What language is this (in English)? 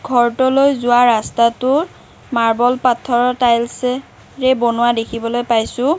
Assamese